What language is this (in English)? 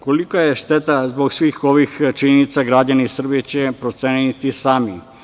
Serbian